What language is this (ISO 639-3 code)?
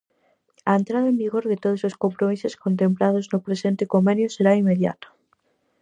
glg